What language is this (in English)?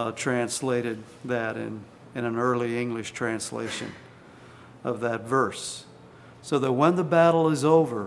English